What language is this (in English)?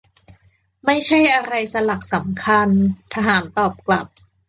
Thai